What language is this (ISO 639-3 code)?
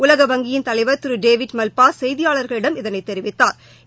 tam